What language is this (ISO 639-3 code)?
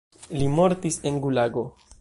epo